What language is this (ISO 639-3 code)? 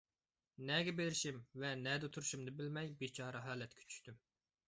uig